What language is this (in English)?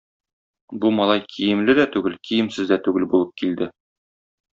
Tatar